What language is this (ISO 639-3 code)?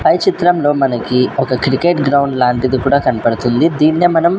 tel